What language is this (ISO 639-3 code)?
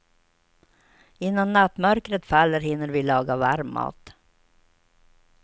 swe